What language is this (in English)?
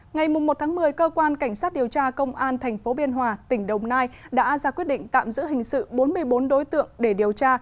Vietnamese